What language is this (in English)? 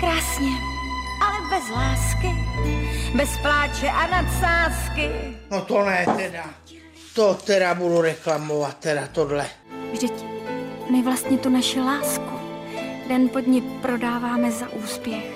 Czech